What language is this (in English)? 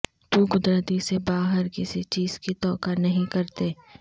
Urdu